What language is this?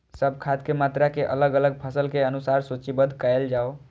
Maithili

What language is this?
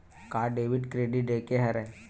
Chhattisgarhi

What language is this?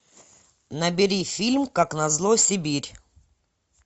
Russian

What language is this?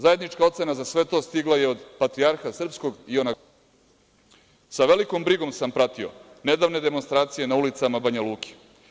Serbian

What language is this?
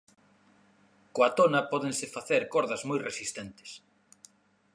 Galician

